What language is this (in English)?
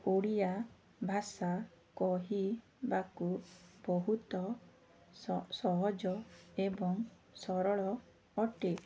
Odia